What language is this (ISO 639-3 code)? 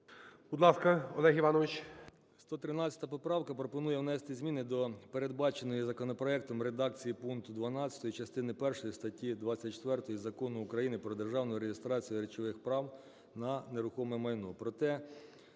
ukr